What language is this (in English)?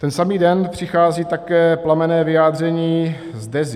Czech